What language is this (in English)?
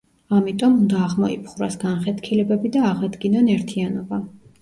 Georgian